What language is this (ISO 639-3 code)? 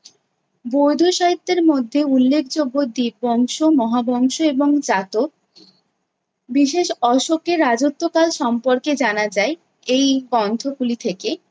ben